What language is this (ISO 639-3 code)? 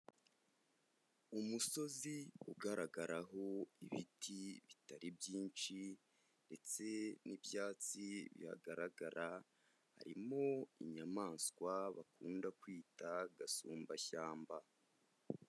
kin